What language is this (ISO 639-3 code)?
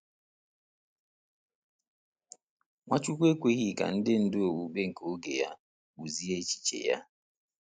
ibo